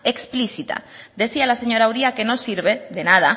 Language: Spanish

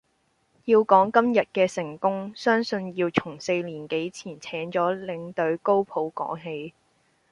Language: Cantonese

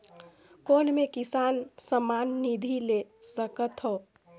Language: Chhattisgarhi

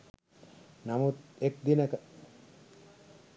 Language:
Sinhala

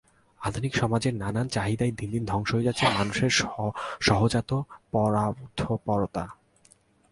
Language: Bangla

